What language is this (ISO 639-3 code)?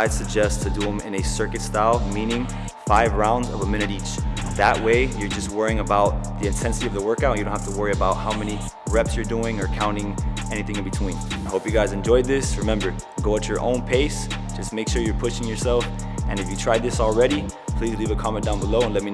eng